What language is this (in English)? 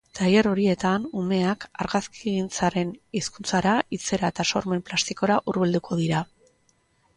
Basque